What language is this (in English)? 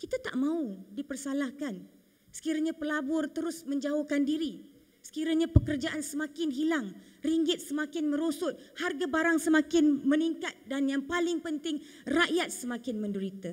Malay